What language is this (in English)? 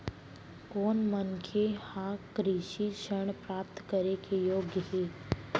Chhattisgarhi